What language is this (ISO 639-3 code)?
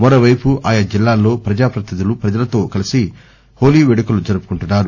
tel